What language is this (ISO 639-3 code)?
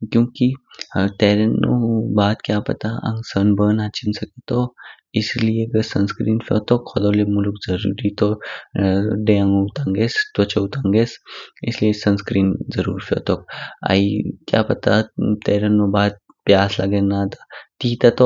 kfk